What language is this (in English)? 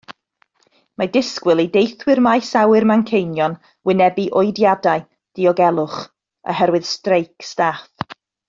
Welsh